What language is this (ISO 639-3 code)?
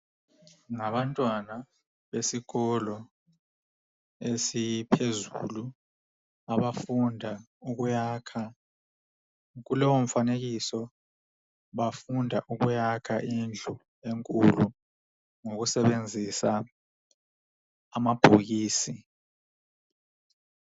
nde